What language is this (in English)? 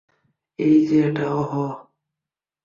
Bangla